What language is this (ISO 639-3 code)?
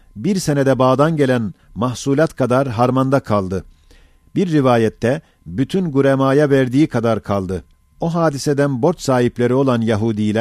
tur